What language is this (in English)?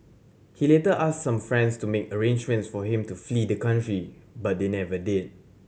English